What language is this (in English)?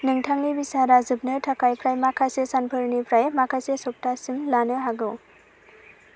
Bodo